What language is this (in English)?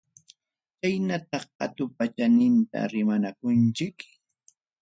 Ayacucho Quechua